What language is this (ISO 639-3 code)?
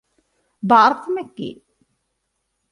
ita